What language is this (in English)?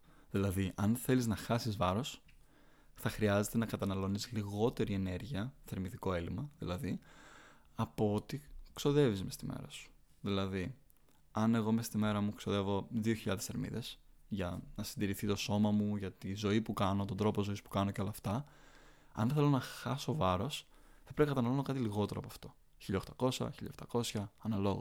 Greek